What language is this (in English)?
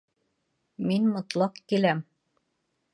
Bashkir